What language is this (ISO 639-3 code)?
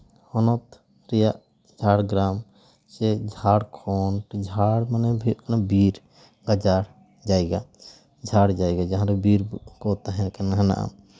sat